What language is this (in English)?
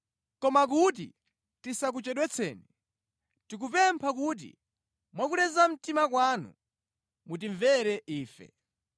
Nyanja